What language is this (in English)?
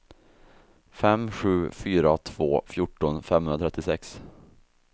Swedish